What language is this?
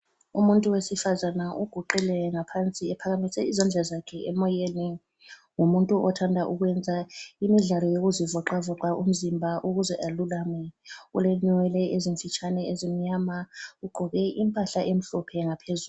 North Ndebele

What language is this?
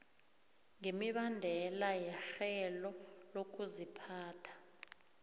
South Ndebele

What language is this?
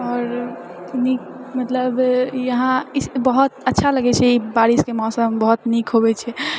Maithili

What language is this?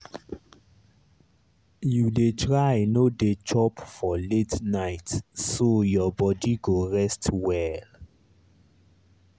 Nigerian Pidgin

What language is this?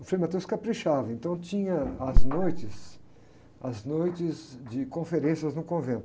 Portuguese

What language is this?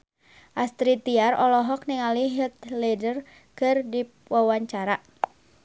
Sundanese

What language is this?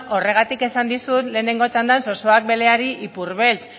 Basque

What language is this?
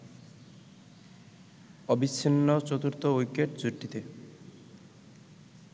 Bangla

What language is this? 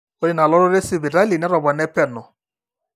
Masai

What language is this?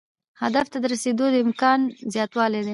Pashto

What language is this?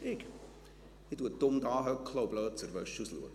Swiss German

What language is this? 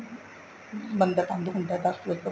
Punjabi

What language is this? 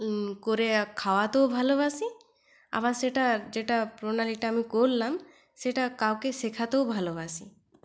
Bangla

